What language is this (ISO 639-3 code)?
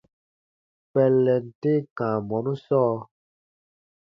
bba